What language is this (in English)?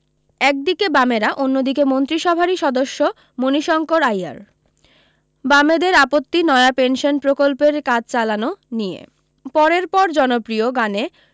Bangla